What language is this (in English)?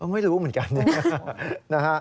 Thai